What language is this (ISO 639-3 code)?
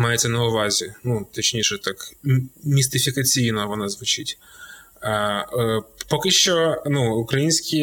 ukr